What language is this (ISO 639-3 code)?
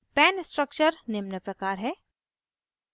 hin